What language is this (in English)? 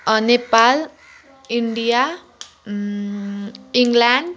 Nepali